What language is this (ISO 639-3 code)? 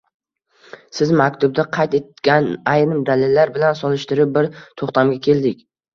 uzb